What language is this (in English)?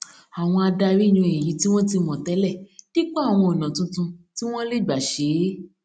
Yoruba